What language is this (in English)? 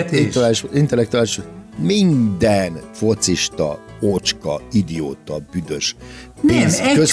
Hungarian